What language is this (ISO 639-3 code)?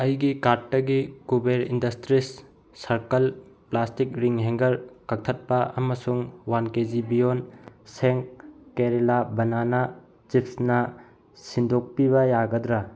mni